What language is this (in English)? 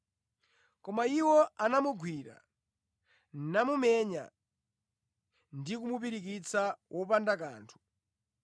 Nyanja